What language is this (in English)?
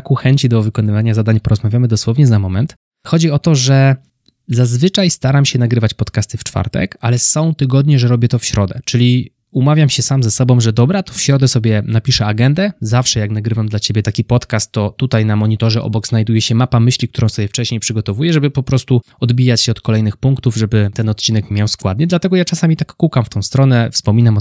Polish